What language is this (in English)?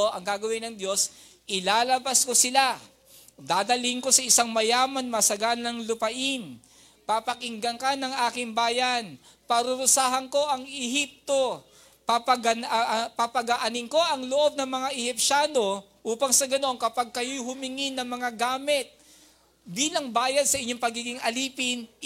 Filipino